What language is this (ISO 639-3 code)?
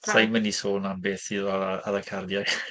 cym